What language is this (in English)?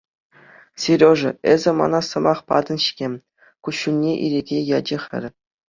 Chuvash